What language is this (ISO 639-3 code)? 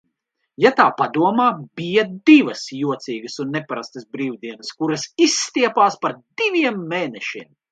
lav